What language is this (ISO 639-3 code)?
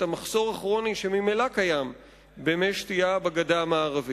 heb